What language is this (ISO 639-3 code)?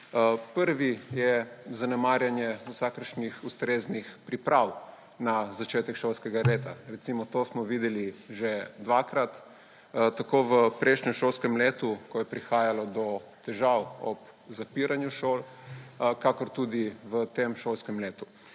slv